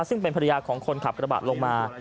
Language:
Thai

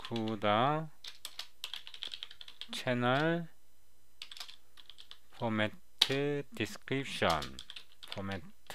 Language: Korean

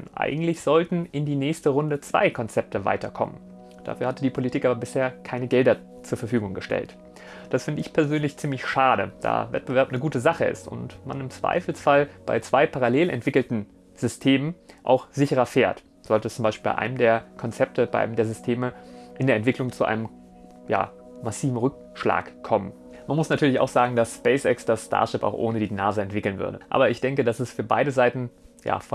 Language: German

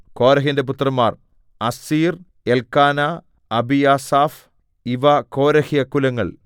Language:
Malayalam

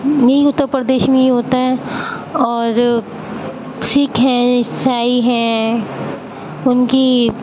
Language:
Urdu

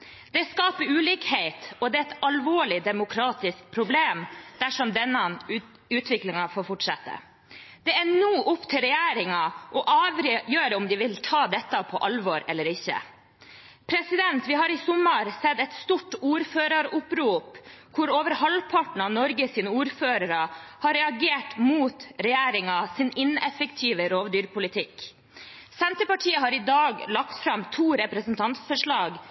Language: Norwegian Bokmål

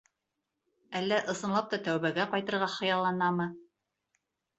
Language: Bashkir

